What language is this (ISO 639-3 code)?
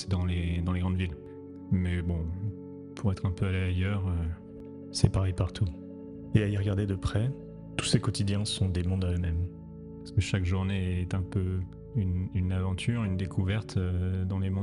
fra